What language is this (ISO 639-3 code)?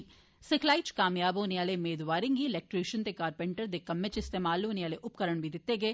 doi